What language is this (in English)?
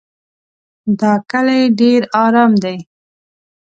Pashto